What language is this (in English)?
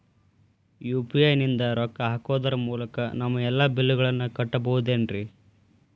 Kannada